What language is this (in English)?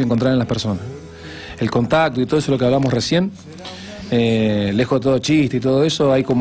Spanish